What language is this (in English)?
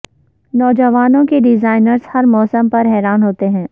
Urdu